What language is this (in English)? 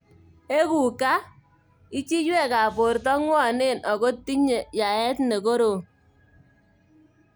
Kalenjin